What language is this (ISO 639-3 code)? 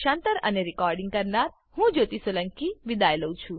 guj